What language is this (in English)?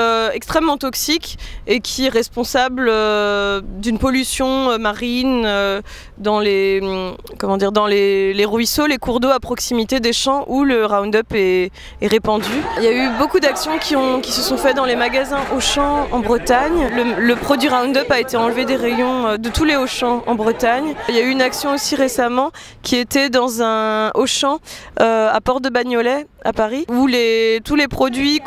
French